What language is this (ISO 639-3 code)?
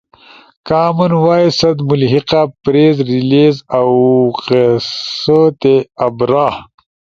ush